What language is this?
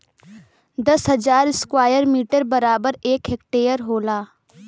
Bhojpuri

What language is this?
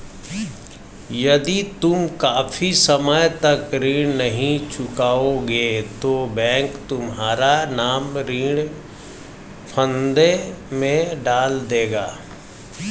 Hindi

